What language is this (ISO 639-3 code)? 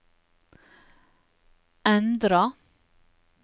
nor